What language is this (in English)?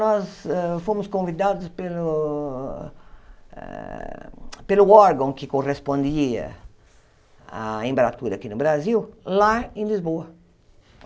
Portuguese